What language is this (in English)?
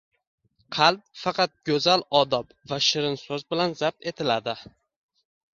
Uzbek